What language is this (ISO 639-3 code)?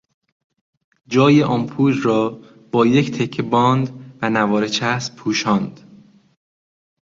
fas